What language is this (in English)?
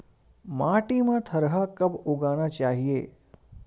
Chhattisgarhi